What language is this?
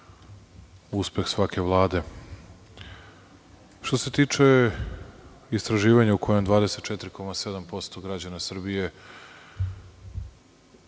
Serbian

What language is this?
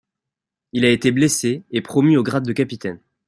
French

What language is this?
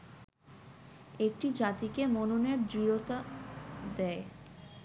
Bangla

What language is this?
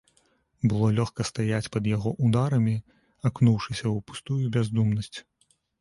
Belarusian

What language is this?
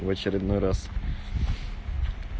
Russian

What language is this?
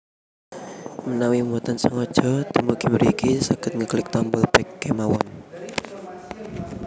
Javanese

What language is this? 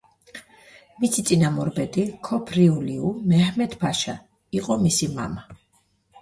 Georgian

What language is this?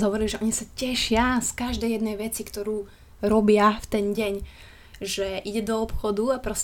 Slovak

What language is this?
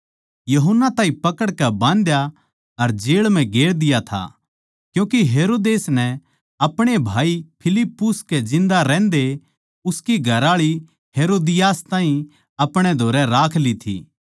Haryanvi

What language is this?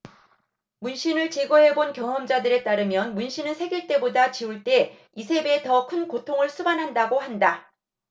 Korean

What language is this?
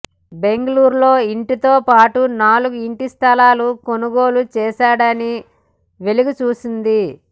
Telugu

